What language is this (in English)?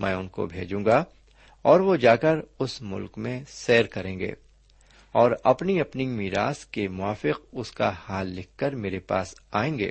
Urdu